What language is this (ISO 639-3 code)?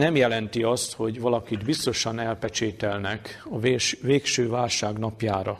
hun